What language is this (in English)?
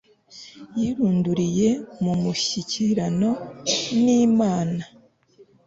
Kinyarwanda